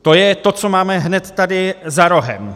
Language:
Czech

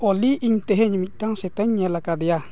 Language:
Santali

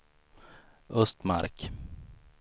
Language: Swedish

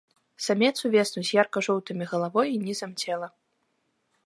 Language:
Belarusian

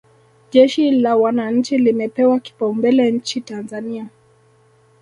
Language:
Swahili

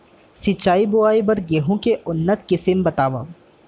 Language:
Chhattisgarhi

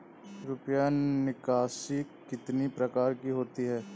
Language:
Hindi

